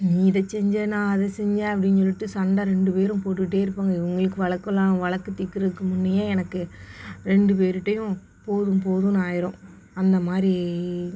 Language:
Tamil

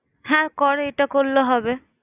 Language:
Bangla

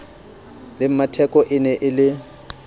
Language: Southern Sotho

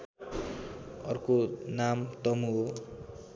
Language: Nepali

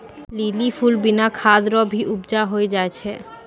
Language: Maithili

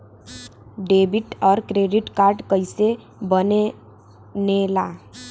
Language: Bhojpuri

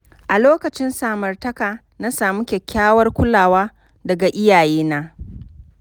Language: Hausa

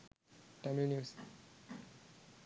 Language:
Sinhala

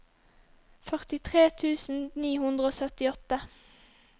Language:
Norwegian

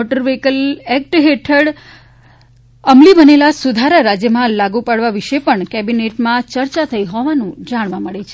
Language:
Gujarati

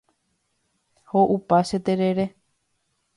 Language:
Guarani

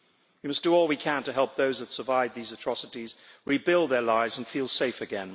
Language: English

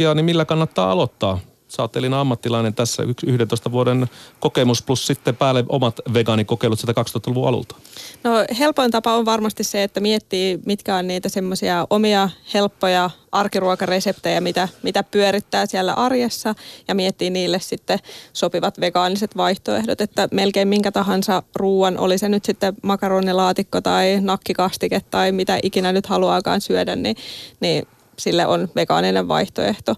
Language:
Finnish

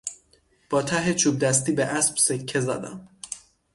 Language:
Persian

